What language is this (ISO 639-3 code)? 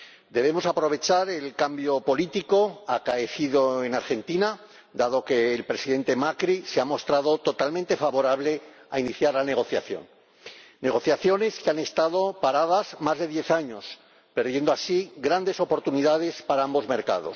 spa